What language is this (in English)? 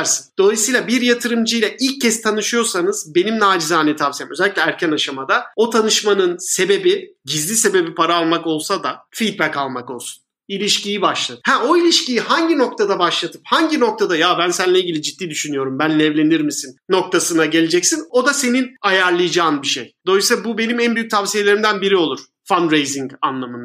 Turkish